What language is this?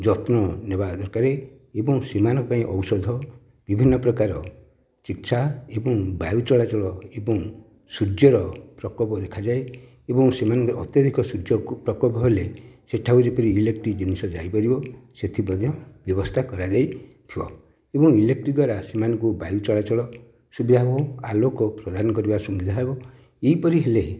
Odia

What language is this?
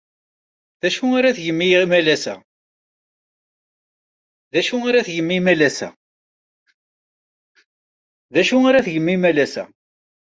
Kabyle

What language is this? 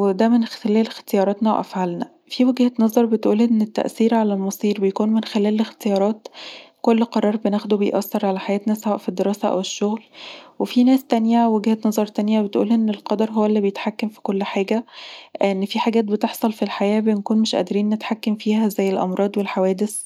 Egyptian Arabic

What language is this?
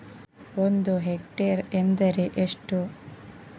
Kannada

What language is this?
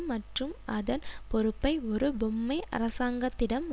Tamil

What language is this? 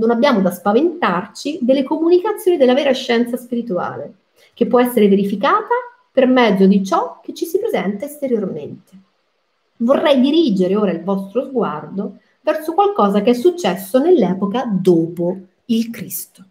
Italian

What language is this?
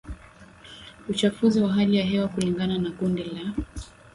Swahili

